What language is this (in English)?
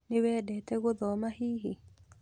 Kikuyu